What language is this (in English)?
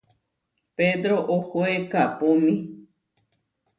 Huarijio